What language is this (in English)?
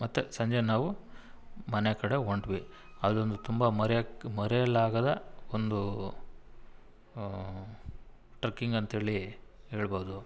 Kannada